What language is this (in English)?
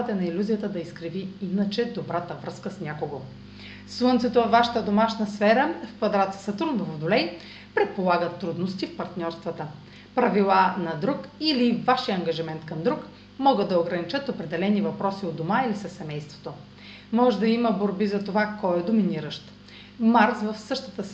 Bulgarian